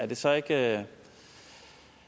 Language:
Danish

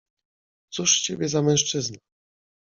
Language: Polish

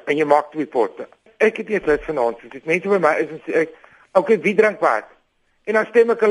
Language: Dutch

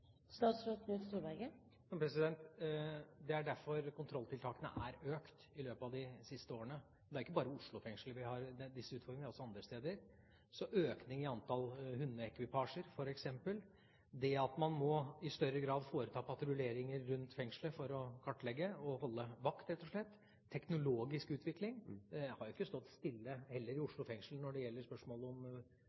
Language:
Norwegian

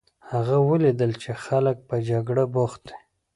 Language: Pashto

